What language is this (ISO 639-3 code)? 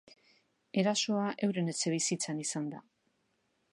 eus